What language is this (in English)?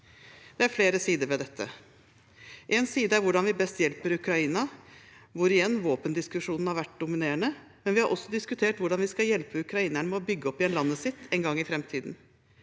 Norwegian